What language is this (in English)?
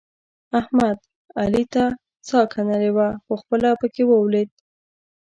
Pashto